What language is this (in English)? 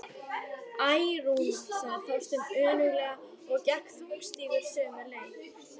Icelandic